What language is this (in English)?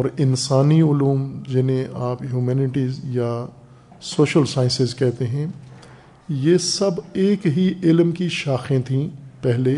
Urdu